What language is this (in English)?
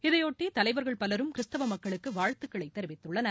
Tamil